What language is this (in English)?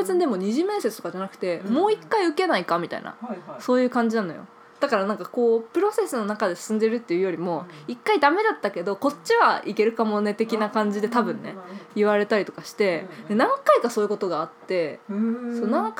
Japanese